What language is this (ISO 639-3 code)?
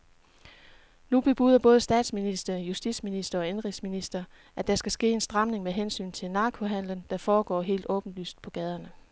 dan